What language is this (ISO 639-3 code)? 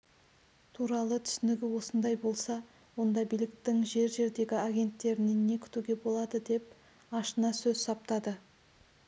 kaz